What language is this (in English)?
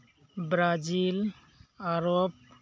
Santali